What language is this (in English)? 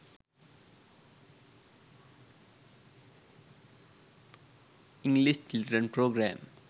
Sinhala